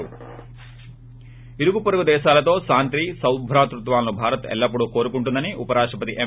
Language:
Telugu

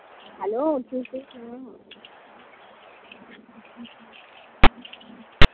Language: Dogri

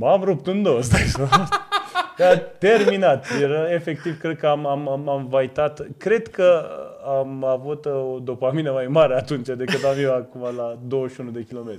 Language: Romanian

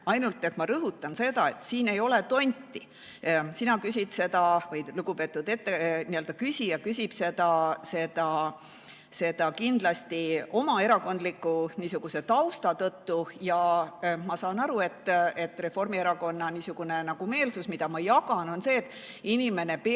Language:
Estonian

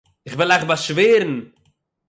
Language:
Yiddish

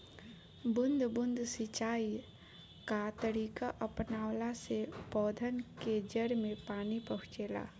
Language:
Bhojpuri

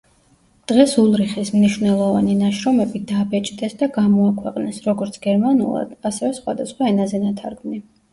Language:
Georgian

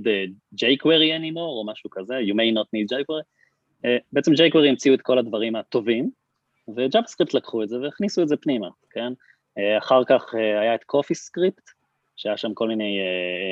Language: Hebrew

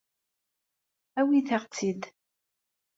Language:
Kabyle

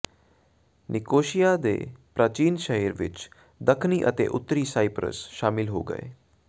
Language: Punjabi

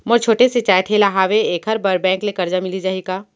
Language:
Chhattisgarhi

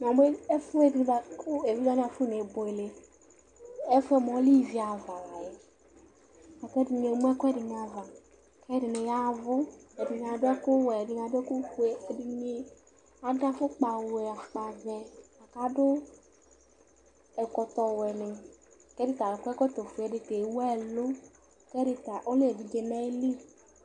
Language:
Ikposo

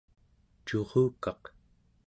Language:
Central Yupik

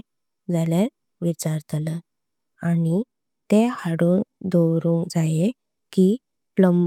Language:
Konkani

